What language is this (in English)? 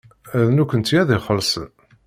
Kabyle